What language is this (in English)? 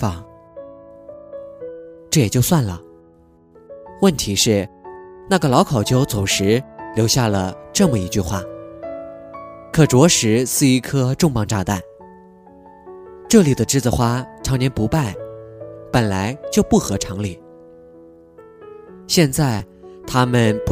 Chinese